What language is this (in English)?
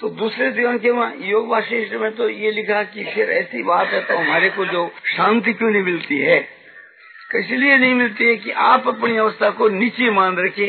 Hindi